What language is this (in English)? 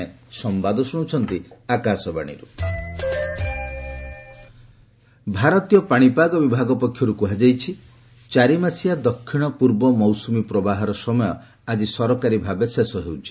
Odia